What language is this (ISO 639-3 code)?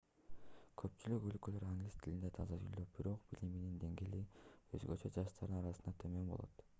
kir